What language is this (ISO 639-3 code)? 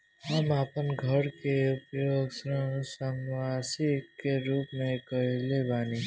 bho